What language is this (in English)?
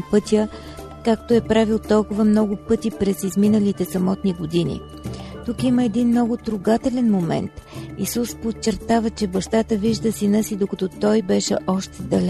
Bulgarian